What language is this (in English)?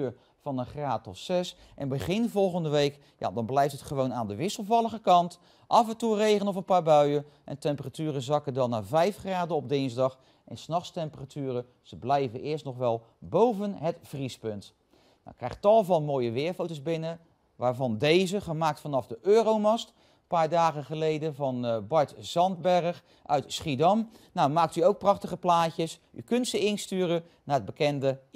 Dutch